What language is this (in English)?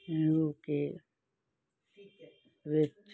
Punjabi